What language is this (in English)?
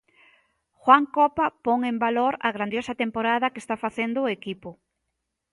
Galician